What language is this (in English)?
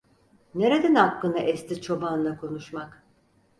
Turkish